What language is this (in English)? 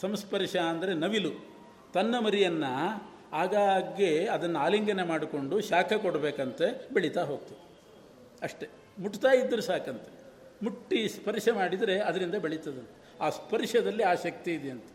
Kannada